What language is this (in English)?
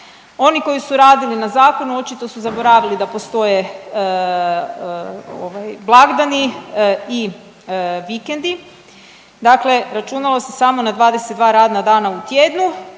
Croatian